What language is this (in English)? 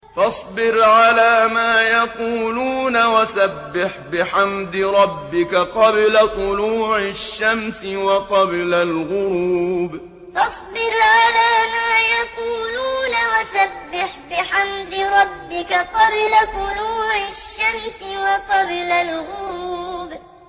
Arabic